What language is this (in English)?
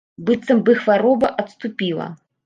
Belarusian